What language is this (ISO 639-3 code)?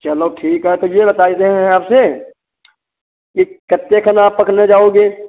hin